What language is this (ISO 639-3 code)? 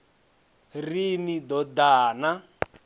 ven